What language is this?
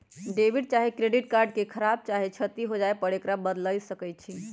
Magahi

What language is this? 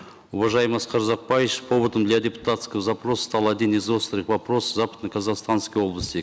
Kazakh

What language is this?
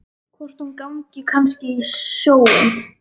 Icelandic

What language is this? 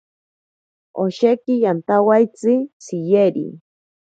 Ashéninka Perené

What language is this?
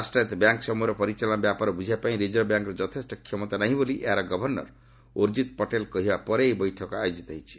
Odia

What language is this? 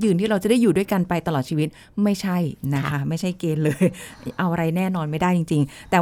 Thai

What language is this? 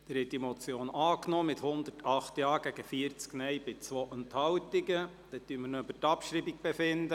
Swiss German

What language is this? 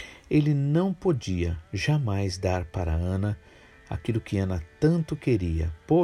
Portuguese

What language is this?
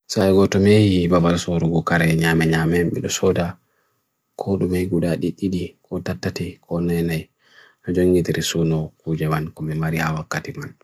Bagirmi Fulfulde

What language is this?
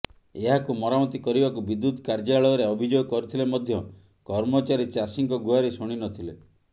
Odia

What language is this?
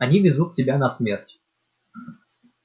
Russian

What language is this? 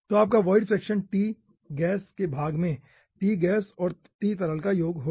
Hindi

